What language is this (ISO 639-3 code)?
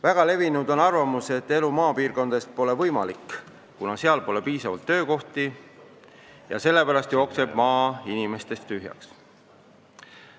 est